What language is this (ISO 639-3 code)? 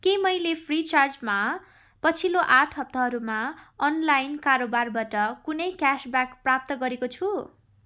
nep